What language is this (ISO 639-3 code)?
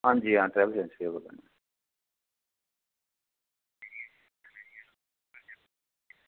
doi